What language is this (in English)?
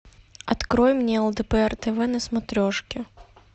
Russian